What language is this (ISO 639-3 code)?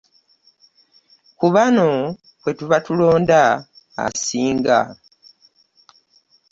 lug